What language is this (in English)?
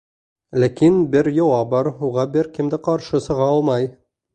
Bashkir